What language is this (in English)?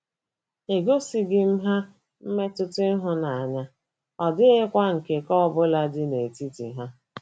Igbo